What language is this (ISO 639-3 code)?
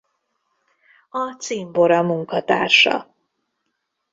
hun